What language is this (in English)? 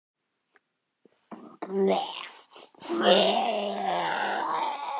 Icelandic